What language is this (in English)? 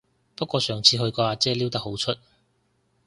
Cantonese